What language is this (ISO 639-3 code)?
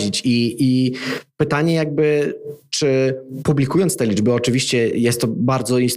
pol